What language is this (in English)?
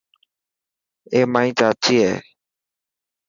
Dhatki